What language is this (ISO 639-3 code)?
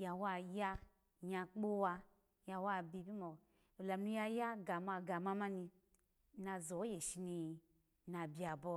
ala